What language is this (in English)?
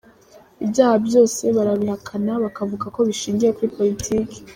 Kinyarwanda